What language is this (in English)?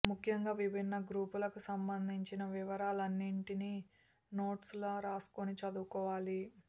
Telugu